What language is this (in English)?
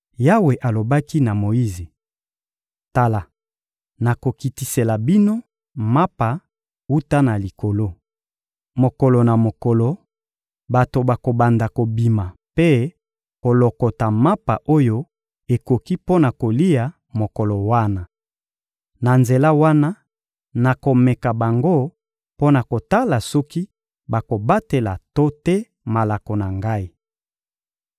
Lingala